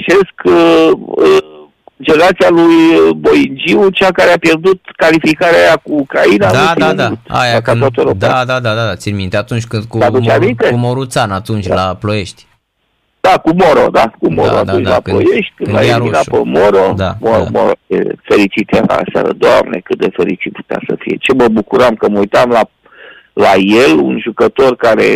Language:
Romanian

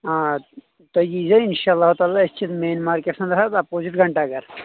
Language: Kashmiri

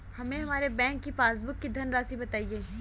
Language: Hindi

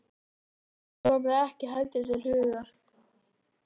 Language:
Icelandic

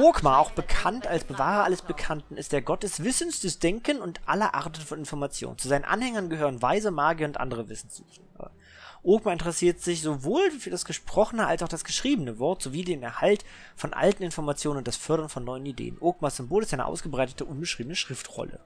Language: German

